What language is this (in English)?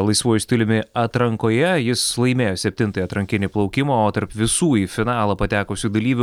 Lithuanian